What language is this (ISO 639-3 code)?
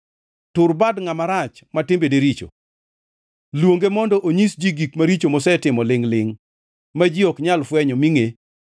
luo